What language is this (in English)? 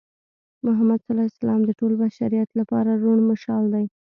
Pashto